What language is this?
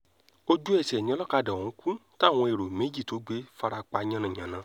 Yoruba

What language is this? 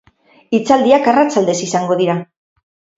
Basque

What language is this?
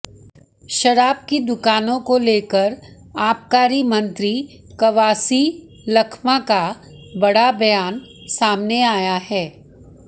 Hindi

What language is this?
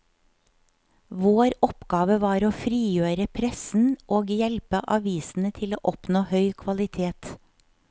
Norwegian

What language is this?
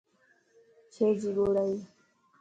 Lasi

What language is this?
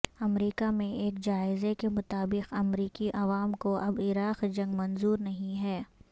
Urdu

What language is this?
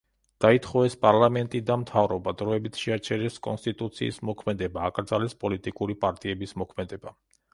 Georgian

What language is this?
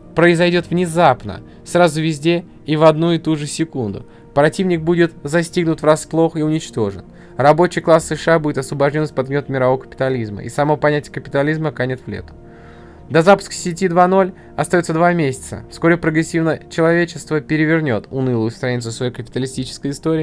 Russian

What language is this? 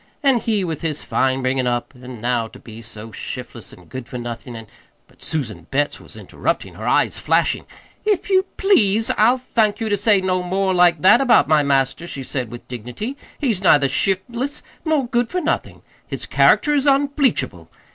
English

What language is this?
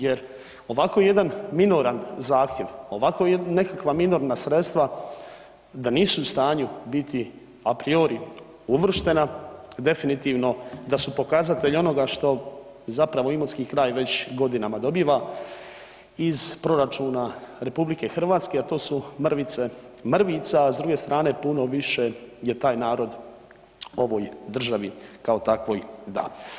Croatian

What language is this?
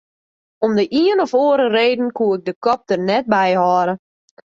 Western Frisian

